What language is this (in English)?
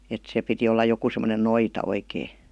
Finnish